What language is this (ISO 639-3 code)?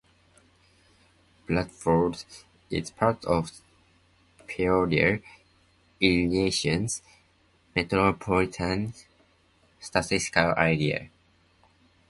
eng